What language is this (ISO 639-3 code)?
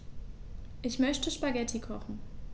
deu